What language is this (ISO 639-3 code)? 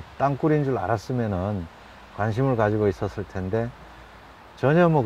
kor